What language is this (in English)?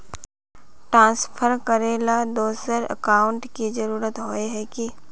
Magahi